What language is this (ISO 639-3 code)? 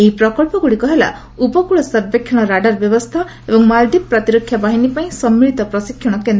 ori